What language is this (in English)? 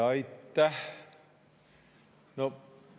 Estonian